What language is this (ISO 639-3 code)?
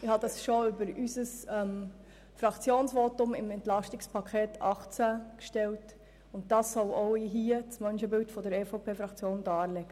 gsw